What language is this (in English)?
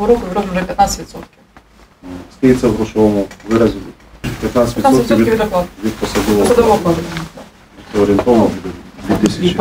Ukrainian